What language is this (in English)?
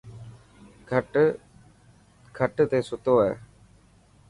Dhatki